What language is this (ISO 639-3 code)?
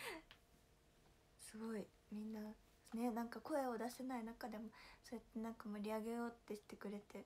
jpn